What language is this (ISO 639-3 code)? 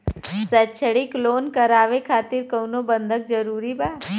bho